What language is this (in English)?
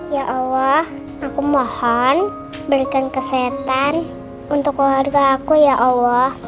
Indonesian